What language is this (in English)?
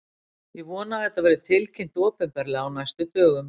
Icelandic